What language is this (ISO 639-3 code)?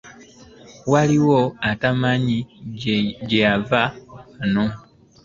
lug